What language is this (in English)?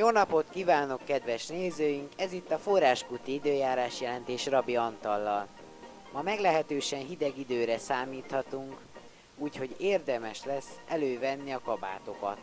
Hungarian